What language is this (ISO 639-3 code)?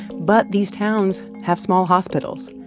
eng